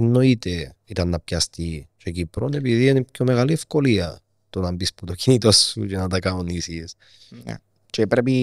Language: Greek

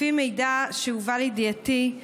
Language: Hebrew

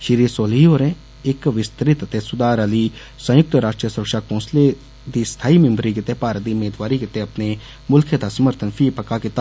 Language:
Dogri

